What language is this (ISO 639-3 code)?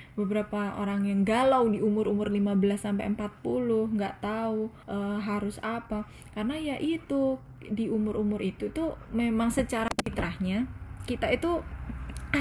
ind